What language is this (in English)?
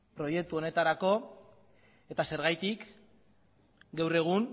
Basque